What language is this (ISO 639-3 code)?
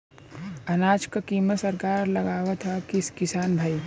bho